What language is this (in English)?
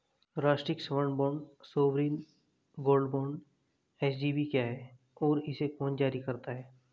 Hindi